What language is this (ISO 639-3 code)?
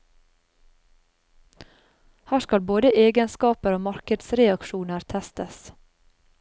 nor